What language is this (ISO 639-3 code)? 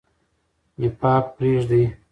pus